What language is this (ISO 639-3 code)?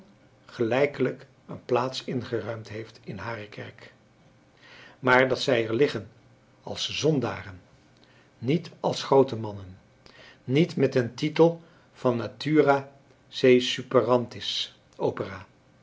nld